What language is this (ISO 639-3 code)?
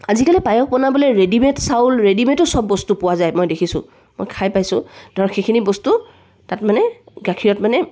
asm